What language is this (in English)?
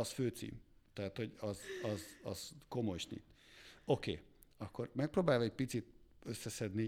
Hungarian